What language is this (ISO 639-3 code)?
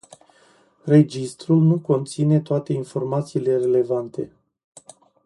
ron